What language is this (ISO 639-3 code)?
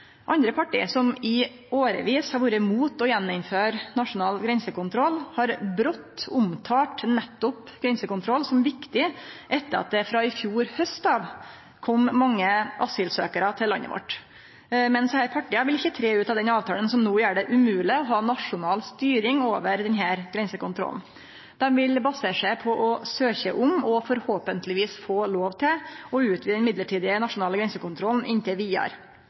nno